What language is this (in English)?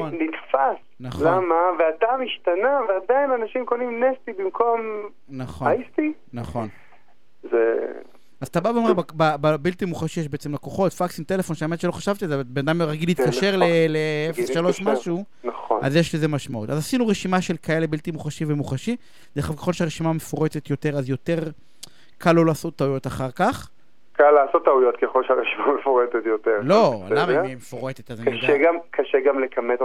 Hebrew